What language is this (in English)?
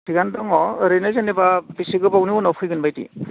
Bodo